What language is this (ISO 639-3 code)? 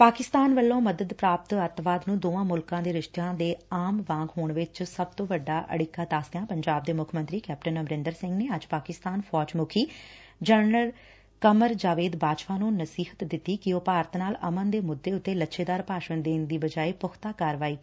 pan